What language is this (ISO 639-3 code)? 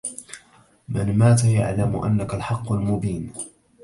ara